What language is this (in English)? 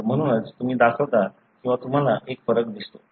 Marathi